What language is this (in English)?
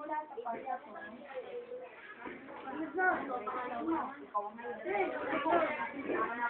Thai